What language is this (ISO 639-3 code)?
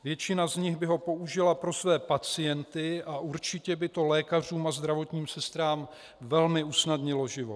ces